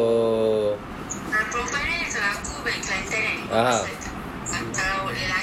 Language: Malay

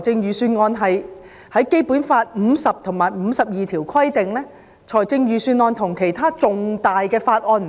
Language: Cantonese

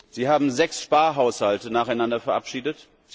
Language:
German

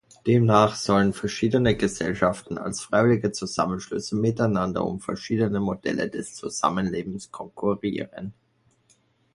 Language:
German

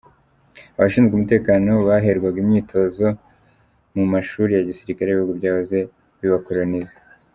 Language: Kinyarwanda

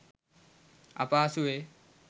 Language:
Sinhala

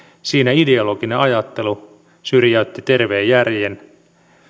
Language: Finnish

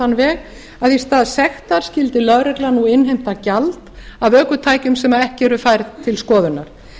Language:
Icelandic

